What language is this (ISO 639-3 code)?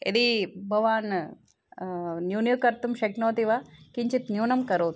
san